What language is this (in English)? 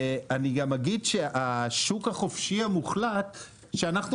Hebrew